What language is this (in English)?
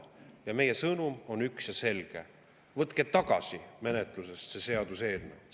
Estonian